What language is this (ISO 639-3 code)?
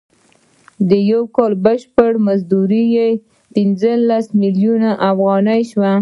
pus